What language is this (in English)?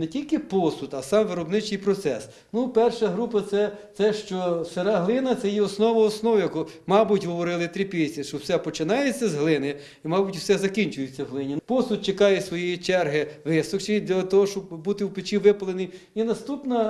Ukrainian